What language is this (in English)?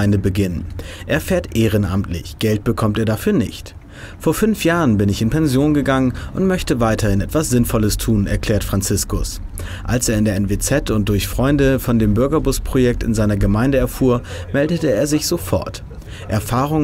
German